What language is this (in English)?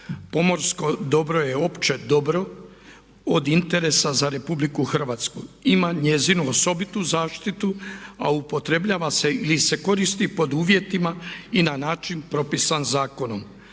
Croatian